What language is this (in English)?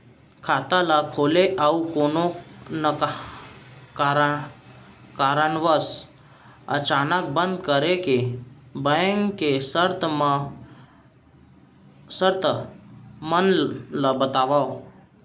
Chhattisgarhi